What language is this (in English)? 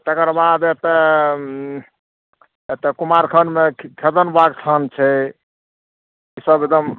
Maithili